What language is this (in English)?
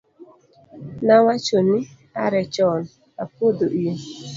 Luo (Kenya and Tanzania)